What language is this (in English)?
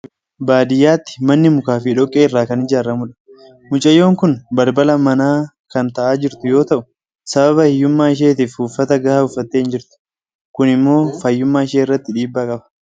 Oromo